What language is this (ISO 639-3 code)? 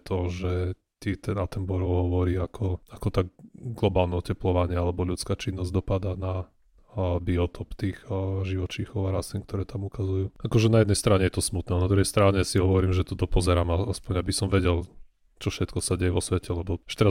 slk